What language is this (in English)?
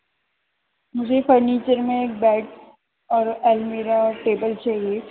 Urdu